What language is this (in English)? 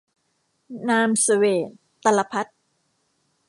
Thai